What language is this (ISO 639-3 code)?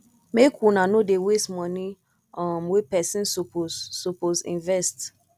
pcm